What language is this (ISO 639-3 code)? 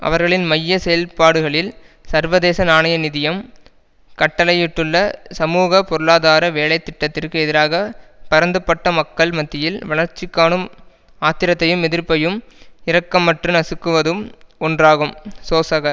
tam